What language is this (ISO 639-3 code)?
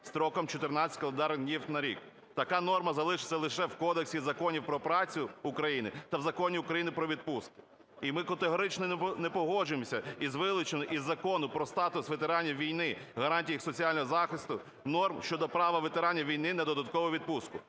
ukr